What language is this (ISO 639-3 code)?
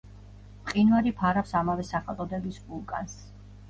kat